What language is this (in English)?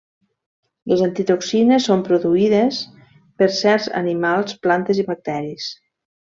Catalan